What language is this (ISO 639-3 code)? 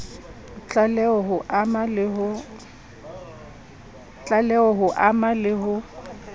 sot